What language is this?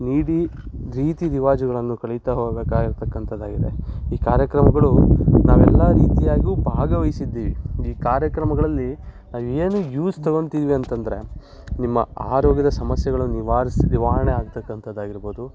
Kannada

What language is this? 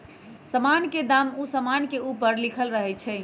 Magahi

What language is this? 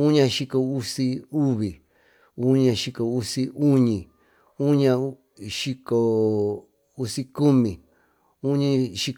Tututepec Mixtec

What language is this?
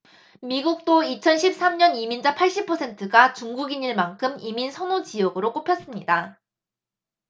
Korean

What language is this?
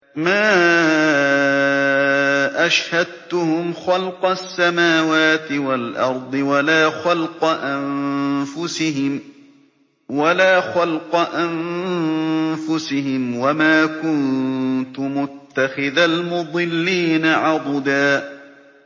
Arabic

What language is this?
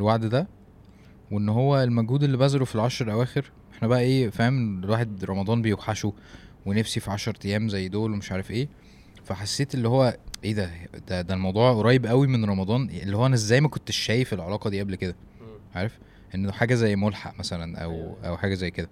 Arabic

